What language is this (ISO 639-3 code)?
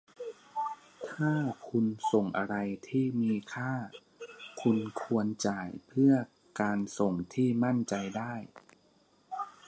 tha